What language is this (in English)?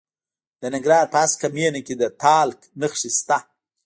Pashto